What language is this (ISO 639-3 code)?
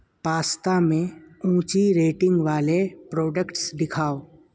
urd